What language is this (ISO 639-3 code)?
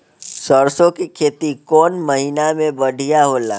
bho